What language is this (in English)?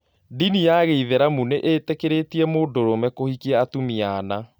Kikuyu